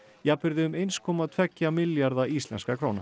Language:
Icelandic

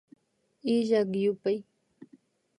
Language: Imbabura Highland Quichua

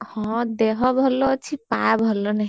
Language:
Odia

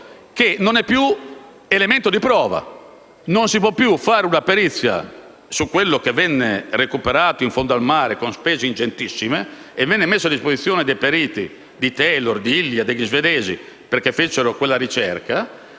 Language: Italian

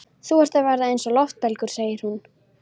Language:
Icelandic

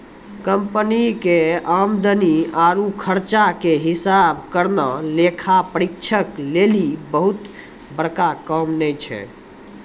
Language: Maithili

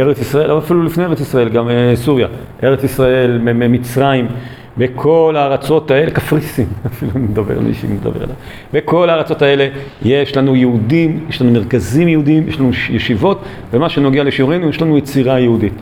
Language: Hebrew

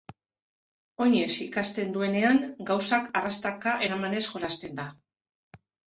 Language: Basque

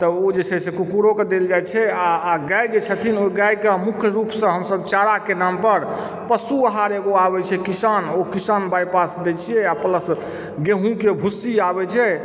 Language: Maithili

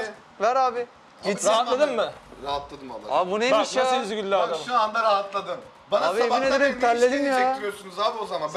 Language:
Turkish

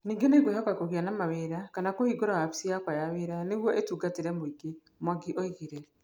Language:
Kikuyu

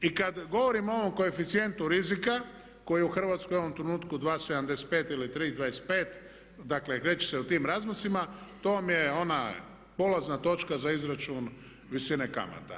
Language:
Croatian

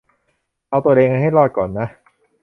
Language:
Thai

